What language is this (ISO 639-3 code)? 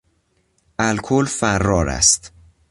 fas